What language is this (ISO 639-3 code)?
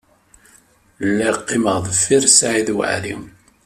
kab